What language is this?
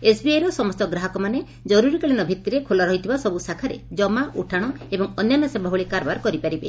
Odia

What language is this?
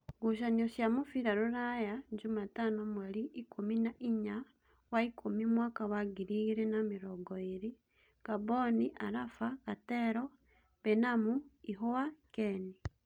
Kikuyu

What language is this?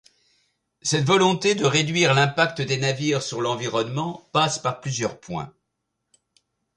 French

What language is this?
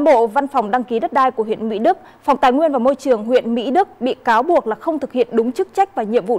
Vietnamese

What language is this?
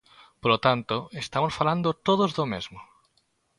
Galician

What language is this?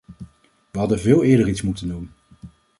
Dutch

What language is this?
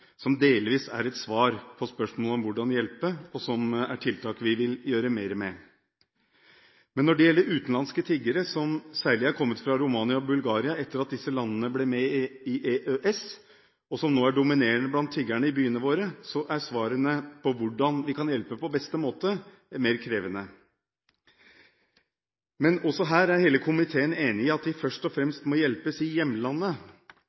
Norwegian Bokmål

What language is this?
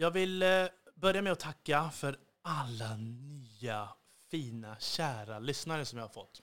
Swedish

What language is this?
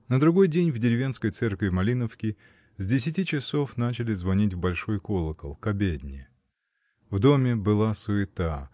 Russian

